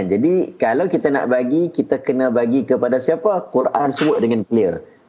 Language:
Malay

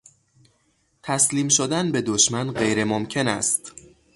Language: Persian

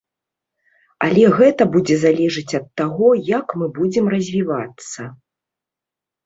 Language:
Belarusian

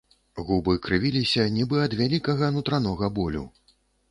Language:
Belarusian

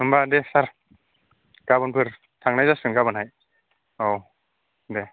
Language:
Bodo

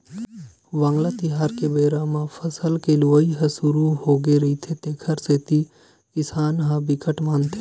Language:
Chhattisgarhi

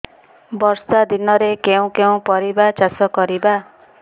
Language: Odia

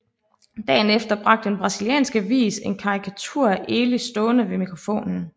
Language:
Danish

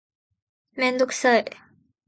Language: Japanese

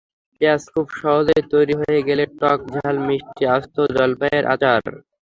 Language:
Bangla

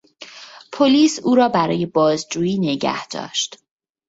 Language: Persian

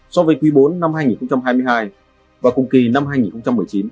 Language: Vietnamese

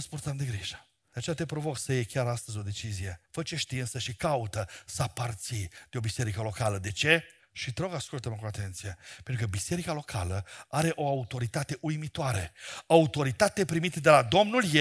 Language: Romanian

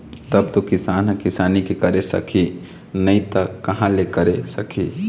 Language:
Chhattisgarhi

